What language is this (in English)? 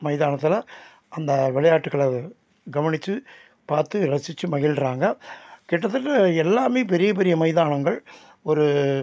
Tamil